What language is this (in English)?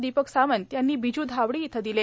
Marathi